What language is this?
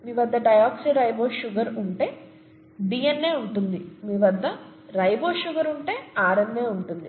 Telugu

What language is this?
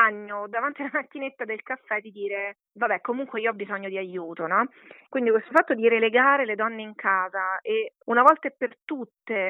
Italian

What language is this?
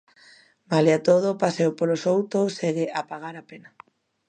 Galician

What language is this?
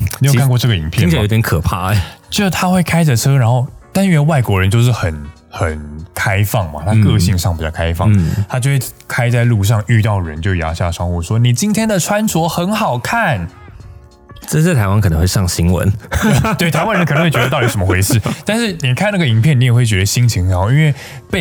Chinese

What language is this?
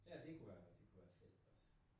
Danish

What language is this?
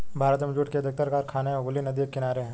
Hindi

